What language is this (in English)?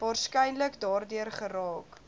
Afrikaans